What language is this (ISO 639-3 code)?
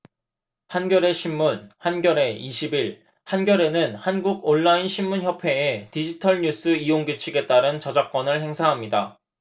kor